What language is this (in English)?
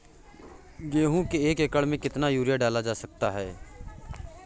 Hindi